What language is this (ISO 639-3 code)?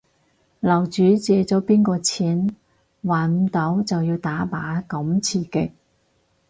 yue